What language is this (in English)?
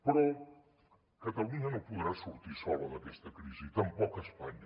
Catalan